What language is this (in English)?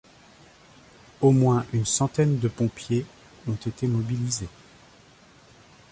French